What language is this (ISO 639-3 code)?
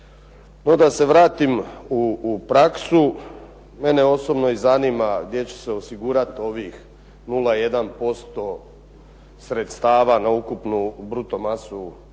hrv